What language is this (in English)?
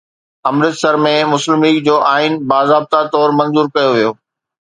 Sindhi